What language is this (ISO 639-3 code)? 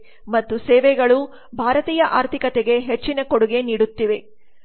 kan